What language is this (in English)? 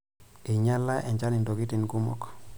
Masai